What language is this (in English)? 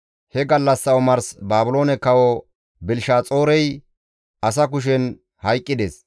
Gamo